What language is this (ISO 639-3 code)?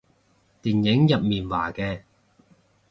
yue